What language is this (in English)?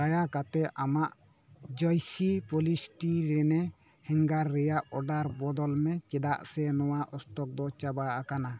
Santali